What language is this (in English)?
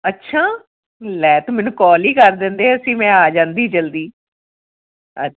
Punjabi